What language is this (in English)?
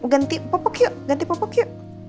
Indonesian